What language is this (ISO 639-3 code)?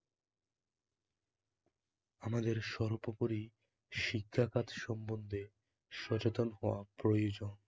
ben